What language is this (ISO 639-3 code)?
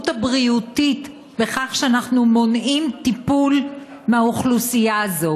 heb